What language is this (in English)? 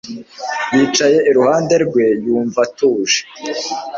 Kinyarwanda